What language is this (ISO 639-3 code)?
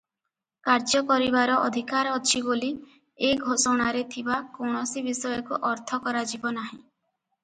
ori